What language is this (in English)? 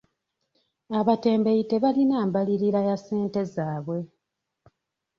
Ganda